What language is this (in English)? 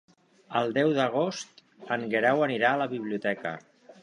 Catalan